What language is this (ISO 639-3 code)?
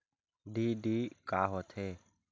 hne